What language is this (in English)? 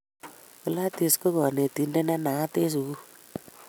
Kalenjin